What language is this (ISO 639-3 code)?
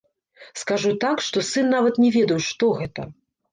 bel